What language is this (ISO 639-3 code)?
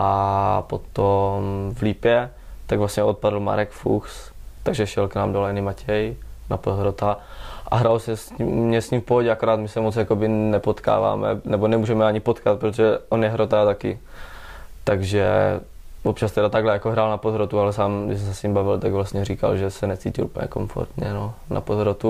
ces